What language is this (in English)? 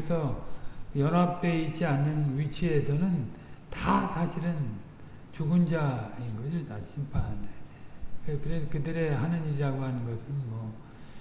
Korean